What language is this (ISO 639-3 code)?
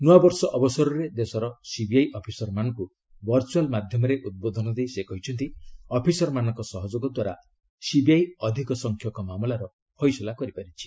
ori